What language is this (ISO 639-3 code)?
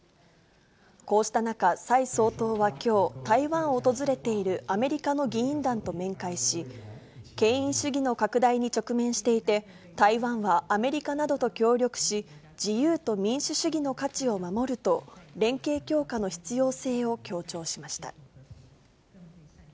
jpn